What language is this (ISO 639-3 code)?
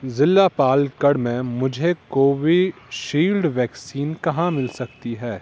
urd